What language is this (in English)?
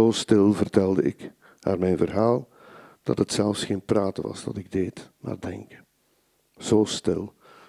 Dutch